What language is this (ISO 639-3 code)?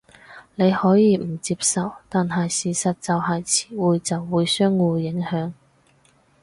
yue